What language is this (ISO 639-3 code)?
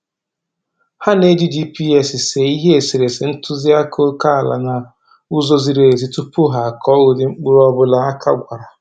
ibo